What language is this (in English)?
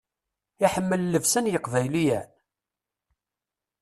Kabyle